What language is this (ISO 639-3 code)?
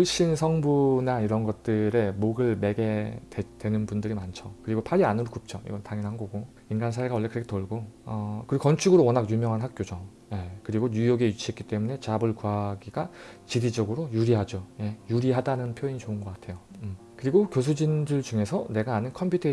kor